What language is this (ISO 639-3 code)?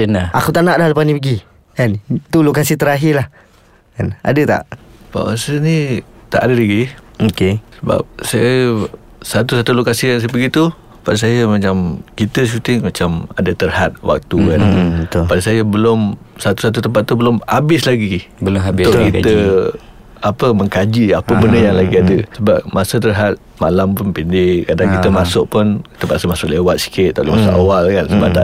msa